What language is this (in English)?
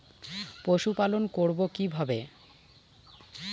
Bangla